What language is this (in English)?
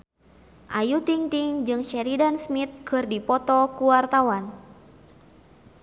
Sundanese